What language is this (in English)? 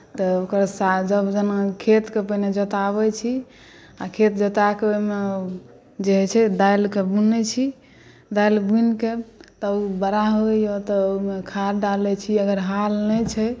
Maithili